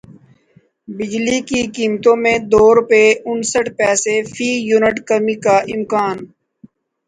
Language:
Urdu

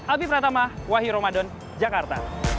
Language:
Indonesian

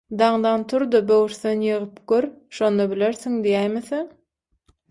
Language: Turkmen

